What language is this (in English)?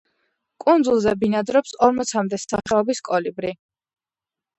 Georgian